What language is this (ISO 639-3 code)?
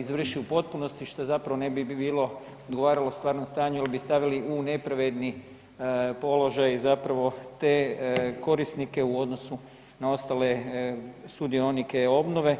hrv